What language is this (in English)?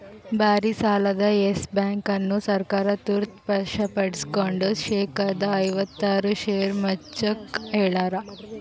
Kannada